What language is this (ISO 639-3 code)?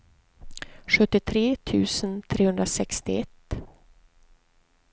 swe